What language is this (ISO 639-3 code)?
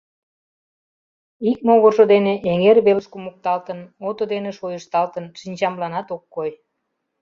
chm